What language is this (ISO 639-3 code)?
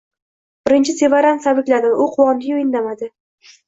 uzb